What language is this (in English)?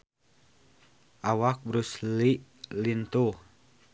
Sundanese